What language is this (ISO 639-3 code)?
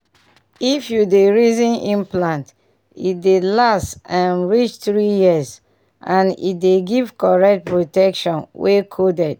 pcm